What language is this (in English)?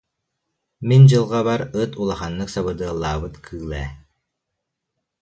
Yakut